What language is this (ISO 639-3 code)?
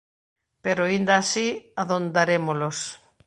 glg